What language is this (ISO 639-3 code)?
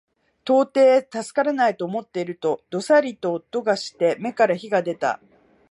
jpn